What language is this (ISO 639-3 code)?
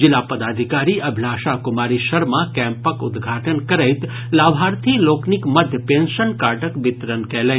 mai